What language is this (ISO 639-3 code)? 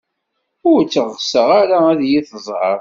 kab